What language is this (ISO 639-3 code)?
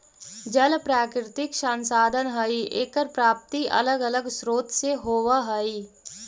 mag